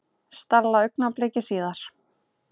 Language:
Icelandic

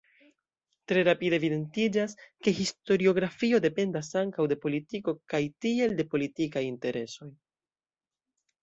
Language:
Esperanto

